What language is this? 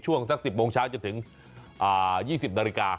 Thai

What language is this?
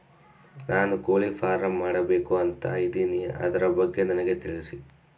Kannada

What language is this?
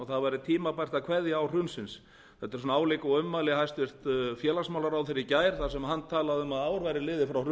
Icelandic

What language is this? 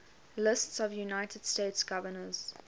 English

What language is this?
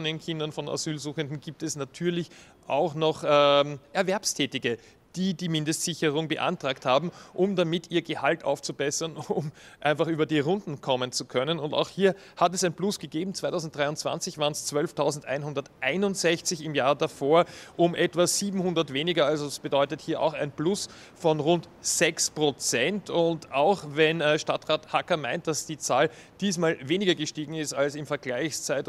German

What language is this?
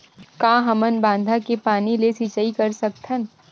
Chhattisgarhi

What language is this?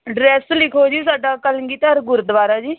Punjabi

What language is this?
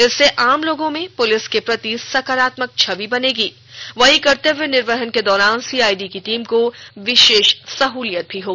Hindi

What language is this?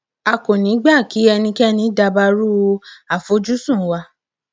Yoruba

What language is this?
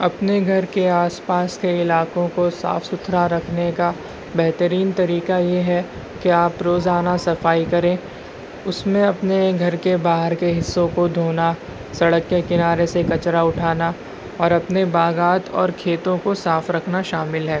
Urdu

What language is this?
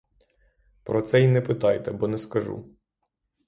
Ukrainian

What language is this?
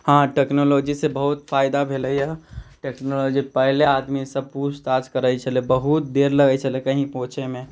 Maithili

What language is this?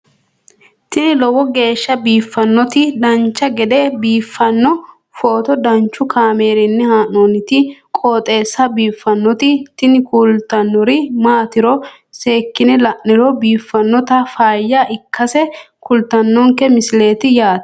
Sidamo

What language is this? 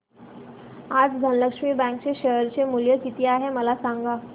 Marathi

